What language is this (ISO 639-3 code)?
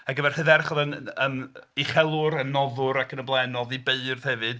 cym